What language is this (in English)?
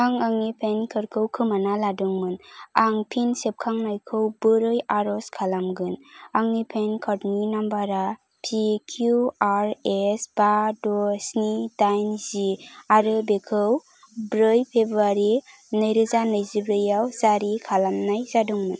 Bodo